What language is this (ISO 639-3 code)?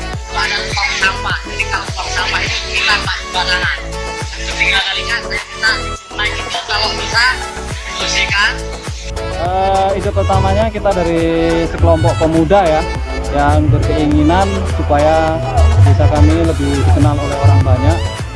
ind